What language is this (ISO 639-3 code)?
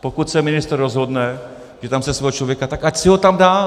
ces